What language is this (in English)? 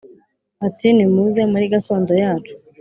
Kinyarwanda